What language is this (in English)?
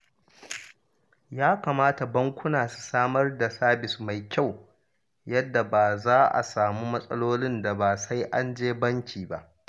Hausa